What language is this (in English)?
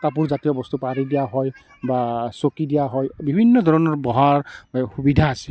Assamese